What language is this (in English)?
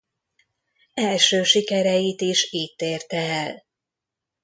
Hungarian